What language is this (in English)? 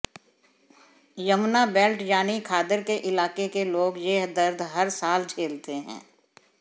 Hindi